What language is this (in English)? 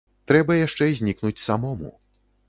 Belarusian